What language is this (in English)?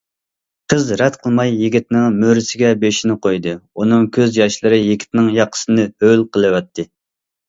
Uyghur